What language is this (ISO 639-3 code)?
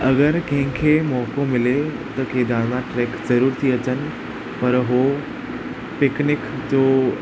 snd